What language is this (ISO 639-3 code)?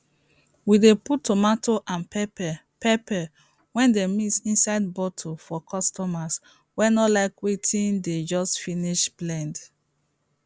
pcm